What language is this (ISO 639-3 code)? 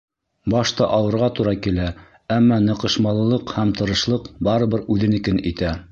bak